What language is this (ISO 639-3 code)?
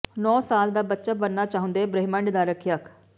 pan